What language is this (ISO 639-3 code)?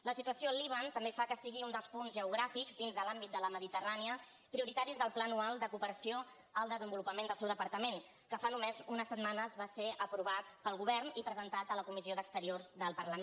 cat